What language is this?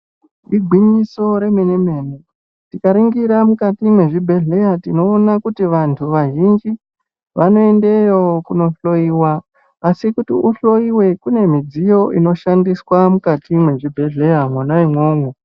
Ndau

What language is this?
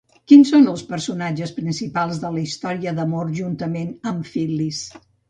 Catalan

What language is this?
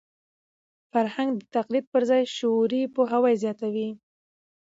Pashto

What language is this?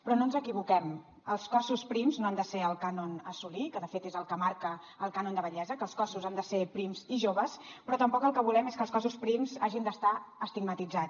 Catalan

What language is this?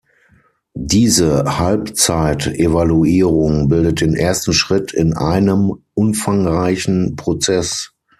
German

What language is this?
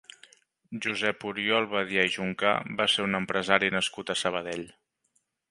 Catalan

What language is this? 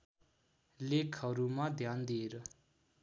Nepali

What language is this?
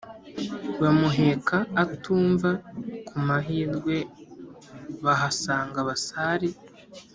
Kinyarwanda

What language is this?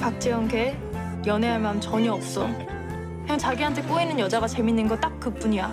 Korean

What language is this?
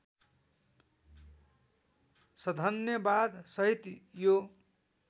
Nepali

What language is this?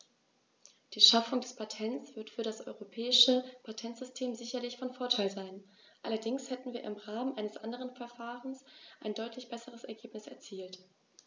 German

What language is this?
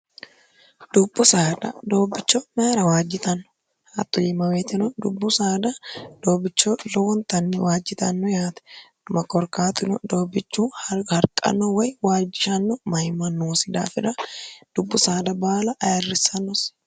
Sidamo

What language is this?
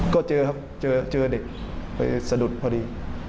Thai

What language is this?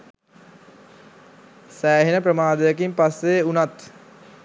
Sinhala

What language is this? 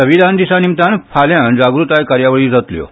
Konkani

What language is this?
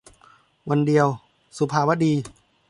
Thai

